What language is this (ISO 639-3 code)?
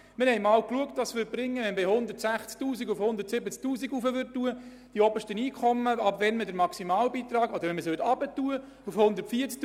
gsw